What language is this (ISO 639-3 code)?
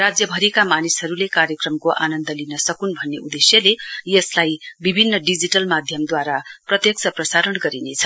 nep